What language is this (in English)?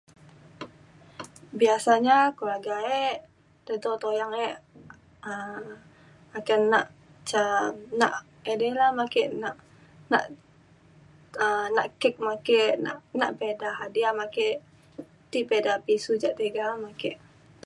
Mainstream Kenyah